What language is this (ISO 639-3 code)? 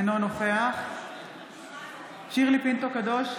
heb